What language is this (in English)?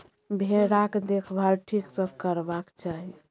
Maithili